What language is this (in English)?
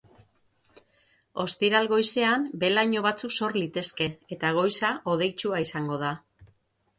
Basque